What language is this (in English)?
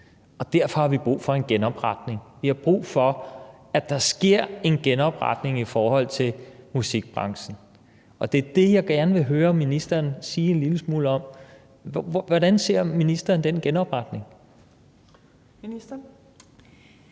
Danish